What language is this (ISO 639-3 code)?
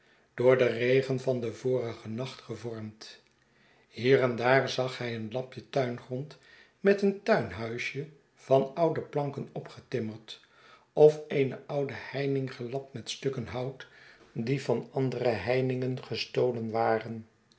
nld